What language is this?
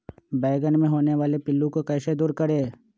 Magahi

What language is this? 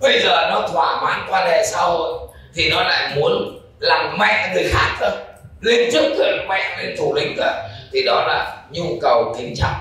Vietnamese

